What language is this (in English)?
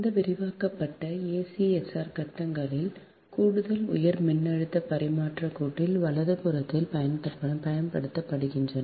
Tamil